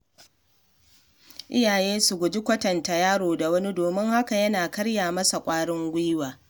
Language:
Hausa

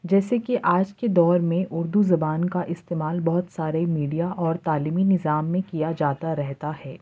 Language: Urdu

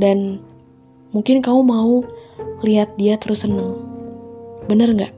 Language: Indonesian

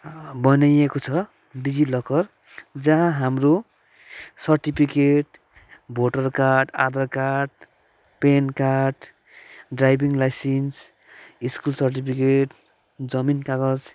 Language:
Nepali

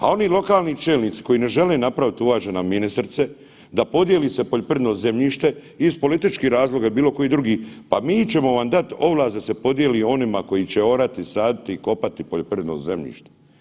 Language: Croatian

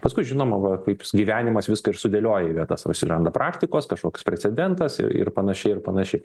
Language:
Lithuanian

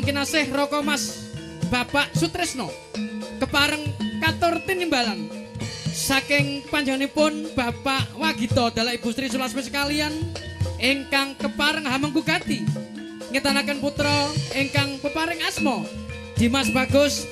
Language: Indonesian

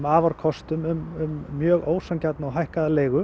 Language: Icelandic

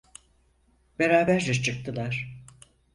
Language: Turkish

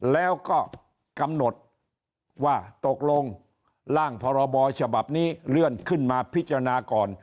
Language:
Thai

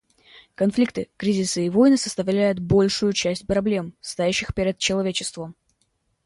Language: Russian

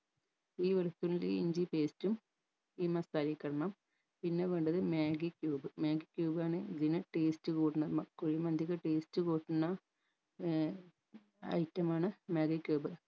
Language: Malayalam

